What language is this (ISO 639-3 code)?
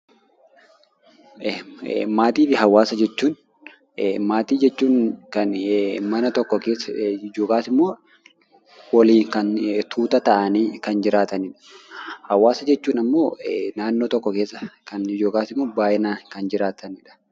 orm